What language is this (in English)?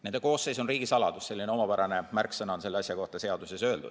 Estonian